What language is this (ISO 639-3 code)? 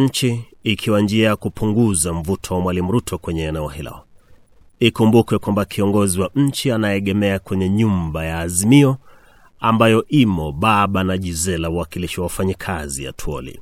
swa